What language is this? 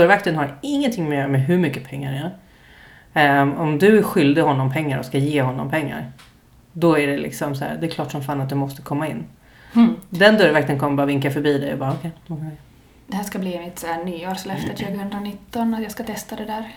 Swedish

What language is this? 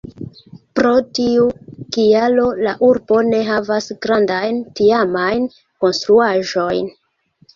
Esperanto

